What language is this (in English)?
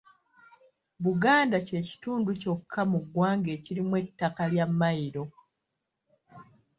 Ganda